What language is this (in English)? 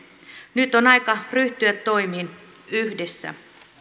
Finnish